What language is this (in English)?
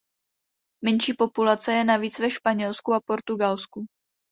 Czech